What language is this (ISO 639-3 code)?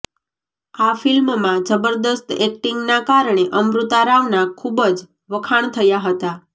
guj